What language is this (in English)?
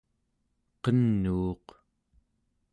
Central Yupik